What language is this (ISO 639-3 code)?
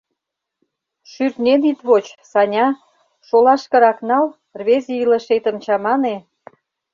chm